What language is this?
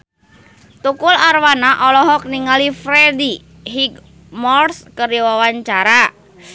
Sundanese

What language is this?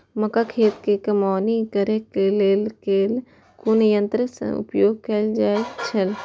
Maithili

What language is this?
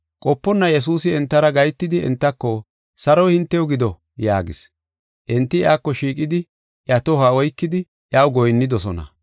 Gofa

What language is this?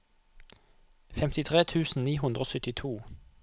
Norwegian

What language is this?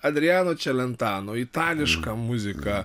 Lithuanian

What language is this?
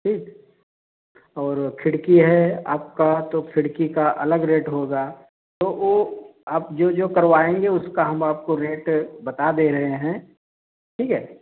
Hindi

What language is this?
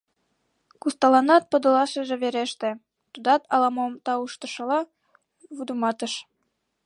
Mari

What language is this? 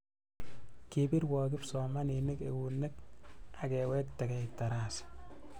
Kalenjin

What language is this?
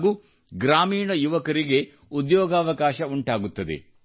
Kannada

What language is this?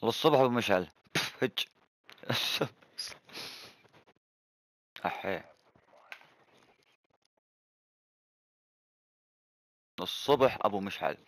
Arabic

